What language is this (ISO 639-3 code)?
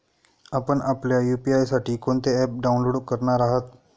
mar